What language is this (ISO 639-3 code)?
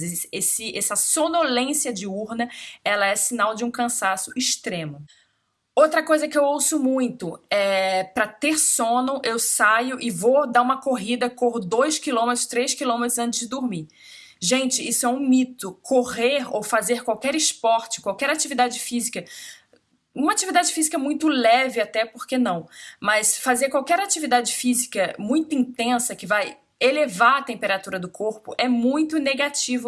por